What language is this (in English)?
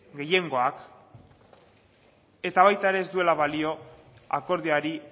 Basque